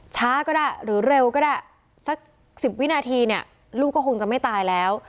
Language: Thai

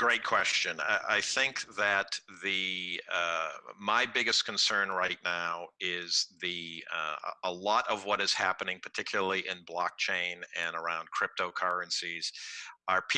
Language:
Spanish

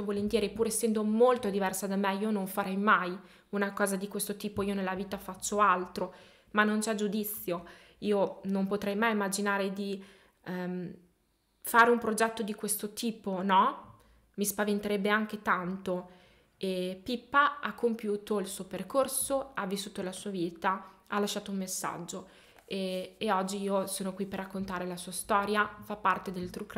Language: Italian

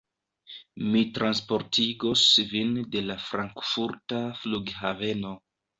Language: Esperanto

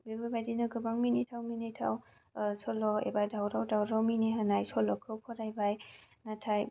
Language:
Bodo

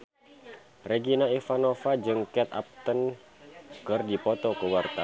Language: Sundanese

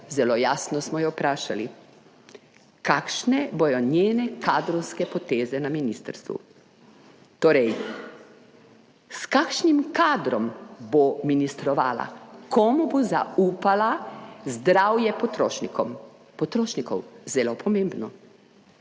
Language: Slovenian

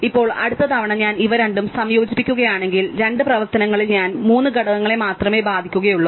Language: Malayalam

